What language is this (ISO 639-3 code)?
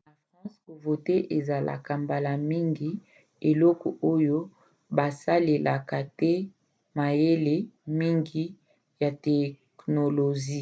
lin